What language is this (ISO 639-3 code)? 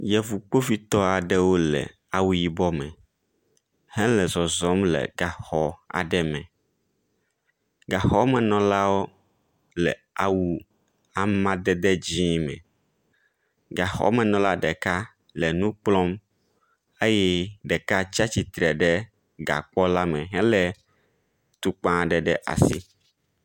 ewe